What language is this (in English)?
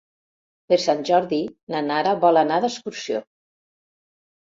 Catalan